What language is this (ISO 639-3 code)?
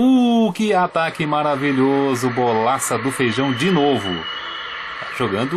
por